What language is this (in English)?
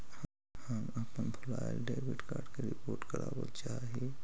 Magahi